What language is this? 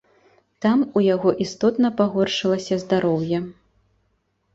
Belarusian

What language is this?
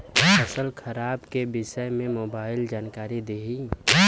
Bhojpuri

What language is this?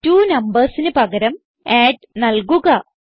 Malayalam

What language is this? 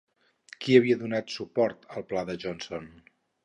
Catalan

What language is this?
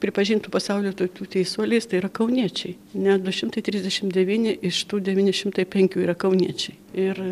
Lithuanian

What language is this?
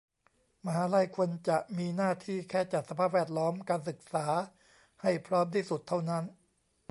Thai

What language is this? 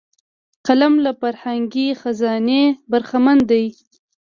Pashto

